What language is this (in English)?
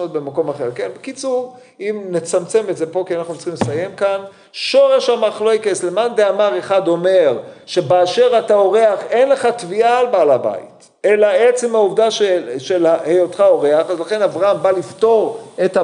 Hebrew